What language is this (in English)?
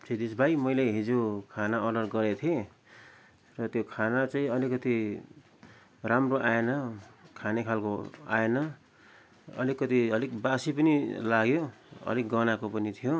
Nepali